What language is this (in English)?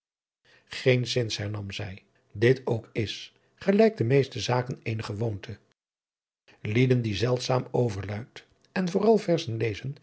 Dutch